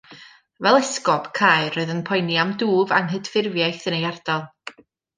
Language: Welsh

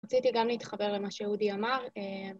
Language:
Hebrew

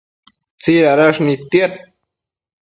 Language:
Matsés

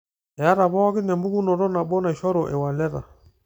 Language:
Masai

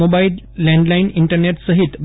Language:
Gujarati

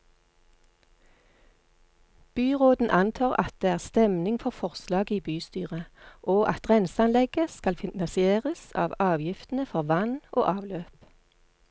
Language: Norwegian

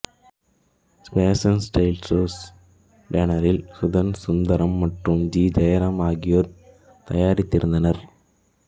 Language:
Tamil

